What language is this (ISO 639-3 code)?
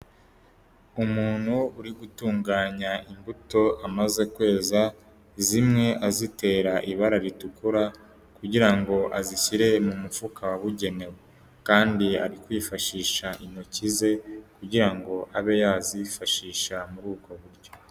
kin